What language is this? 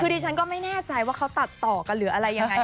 Thai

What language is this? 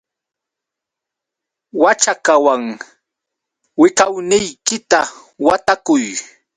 Yauyos Quechua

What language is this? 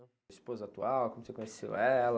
Portuguese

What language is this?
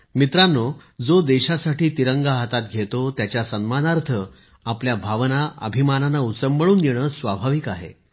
Marathi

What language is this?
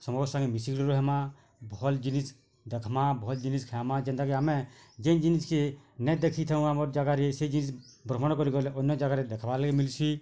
Odia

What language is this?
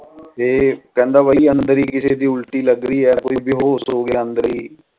Punjabi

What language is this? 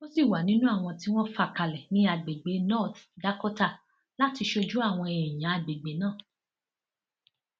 Yoruba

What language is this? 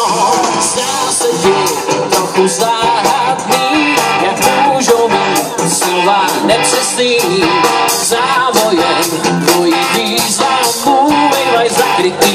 Danish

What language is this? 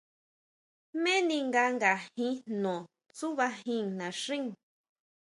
Huautla Mazatec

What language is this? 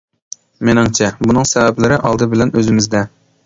Uyghur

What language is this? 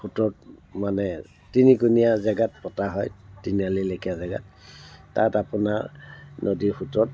Assamese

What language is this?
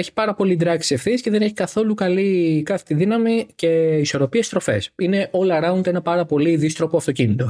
Greek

